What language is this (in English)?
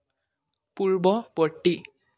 Assamese